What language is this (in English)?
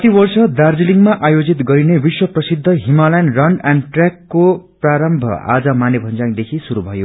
Nepali